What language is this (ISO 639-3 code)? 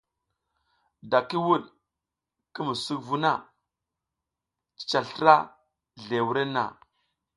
giz